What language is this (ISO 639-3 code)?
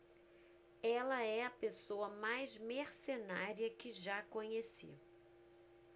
por